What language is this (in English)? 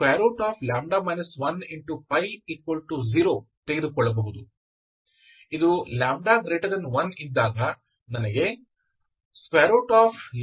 Kannada